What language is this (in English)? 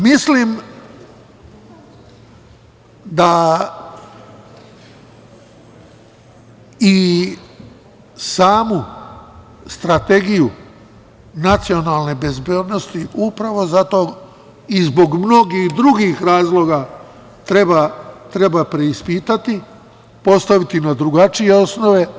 Serbian